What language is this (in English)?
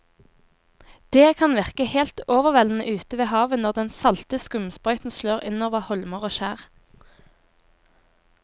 Norwegian